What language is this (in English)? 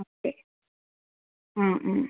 Malayalam